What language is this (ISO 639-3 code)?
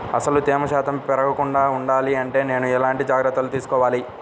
tel